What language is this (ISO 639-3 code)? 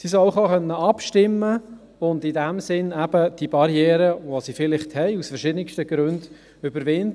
gsw